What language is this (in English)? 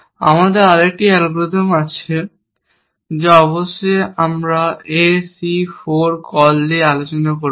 Bangla